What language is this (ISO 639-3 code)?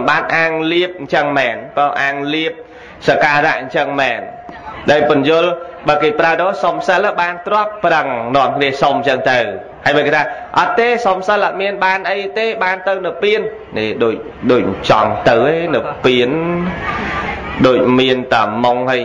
vie